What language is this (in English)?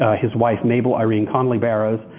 English